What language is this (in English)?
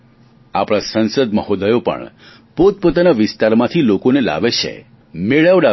Gujarati